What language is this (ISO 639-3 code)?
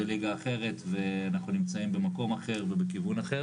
heb